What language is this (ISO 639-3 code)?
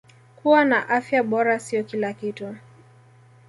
swa